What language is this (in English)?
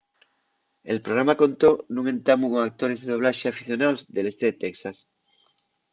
Asturian